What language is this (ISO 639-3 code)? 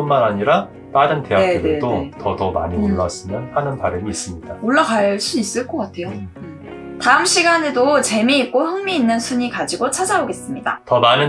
kor